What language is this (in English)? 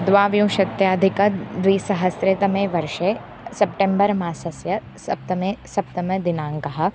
Sanskrit